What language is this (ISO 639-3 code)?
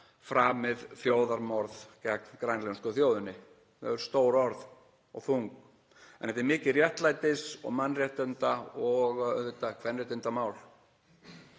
isl